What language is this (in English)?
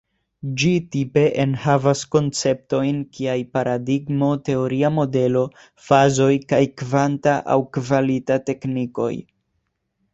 Esperanto